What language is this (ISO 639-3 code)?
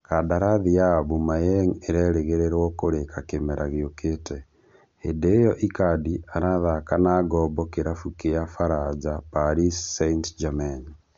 kik